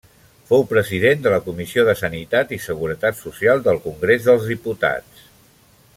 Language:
Catalan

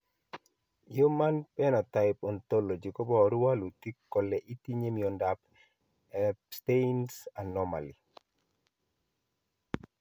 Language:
Kalenjin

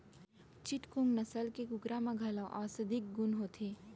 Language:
Chhattisgarhi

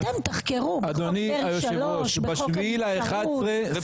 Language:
Hebrew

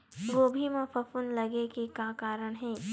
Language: Chhattisgarhi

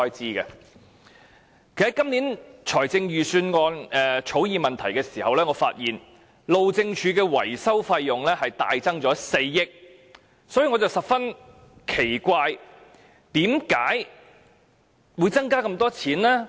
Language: Cantonese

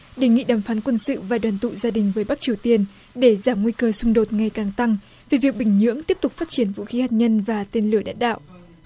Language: Vietnamese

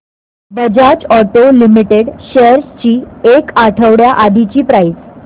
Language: Marathi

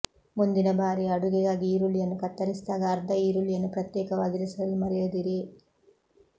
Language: Kannada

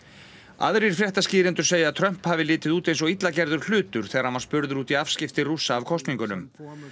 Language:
Icelandic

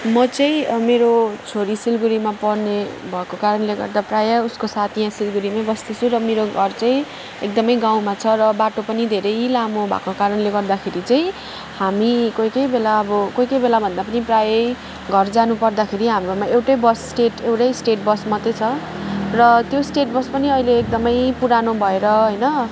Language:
Nepali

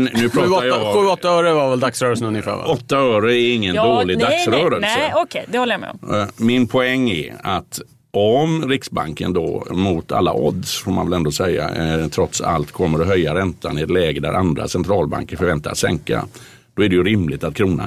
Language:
Swedish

